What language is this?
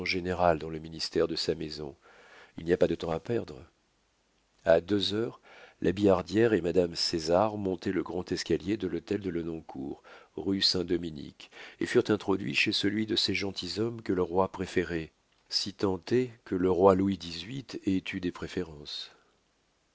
French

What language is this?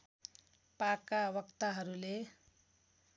Nepali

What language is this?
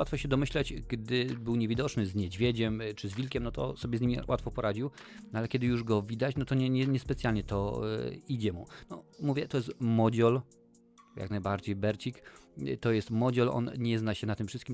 Polish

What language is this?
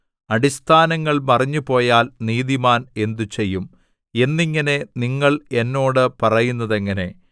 Malayalam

